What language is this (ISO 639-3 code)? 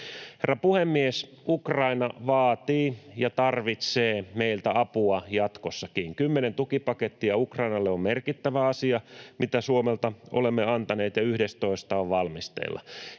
fin